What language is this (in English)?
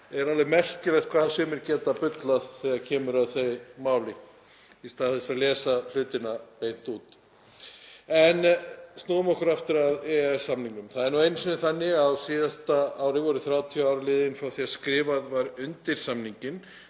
Icelandic